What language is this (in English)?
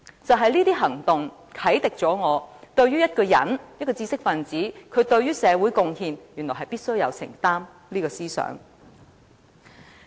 Cantonese